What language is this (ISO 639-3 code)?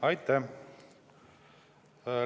est